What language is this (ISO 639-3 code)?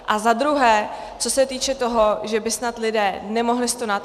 ces